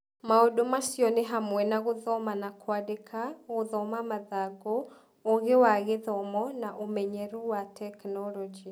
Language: Kikuyu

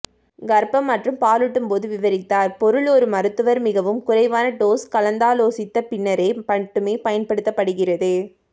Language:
Tamil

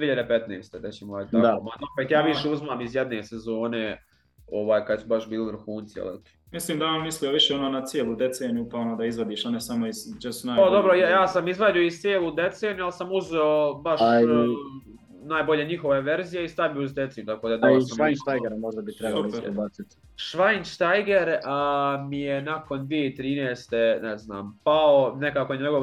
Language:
Croatian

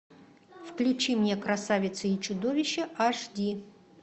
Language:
Russian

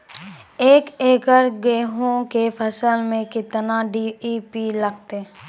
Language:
Maithili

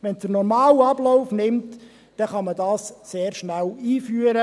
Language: Swiss German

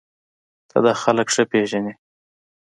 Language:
Pashto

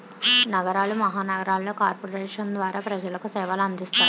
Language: Telugu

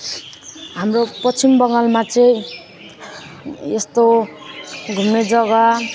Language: Nepali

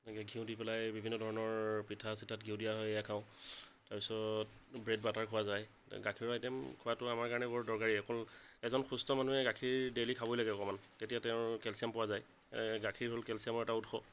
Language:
Assamese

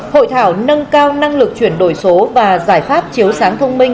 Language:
Vietnamese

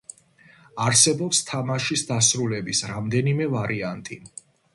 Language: Georgian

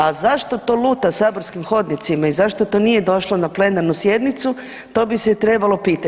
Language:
Croatian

